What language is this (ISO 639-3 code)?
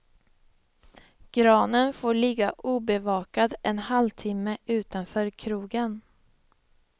swe